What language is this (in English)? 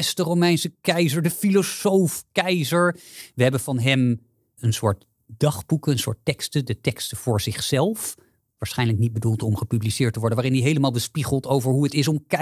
Dutch